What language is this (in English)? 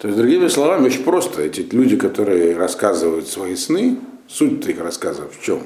Russian